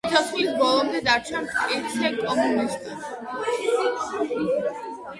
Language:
Georgian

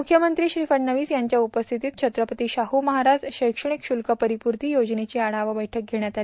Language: Marathi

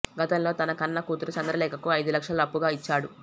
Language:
Telugu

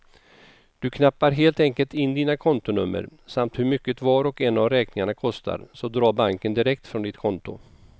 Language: Swedish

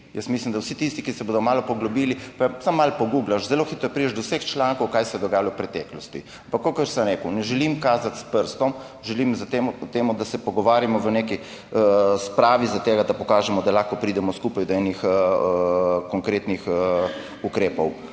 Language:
Slovenian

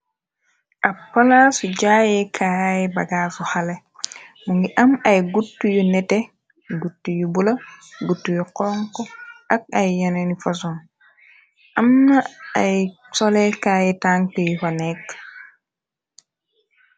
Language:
Wolof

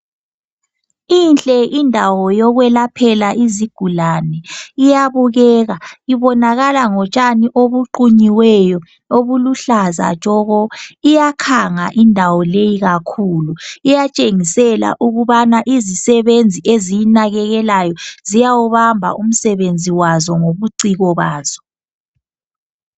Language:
North Ndebele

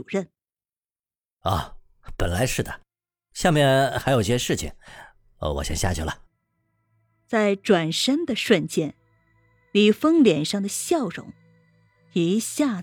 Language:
Chinese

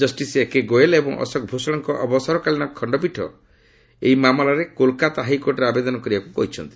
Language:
Odia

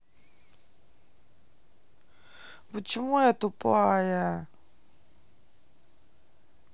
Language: Russian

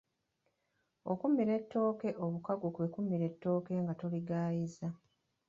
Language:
Ganda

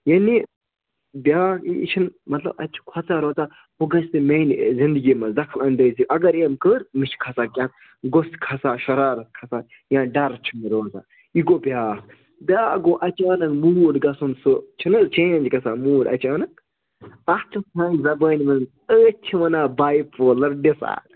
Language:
Kashmiri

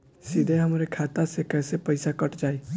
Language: Bhojpuri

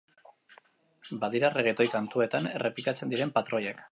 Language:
Basque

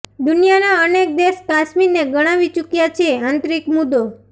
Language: Gujarati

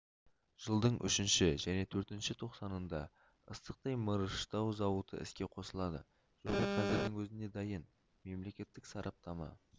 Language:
Kazakh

